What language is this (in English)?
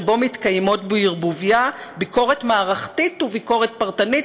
Hebrew